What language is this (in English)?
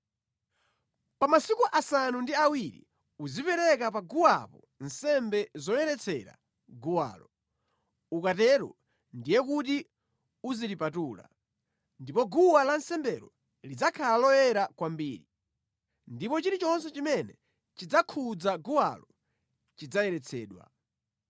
Nyanja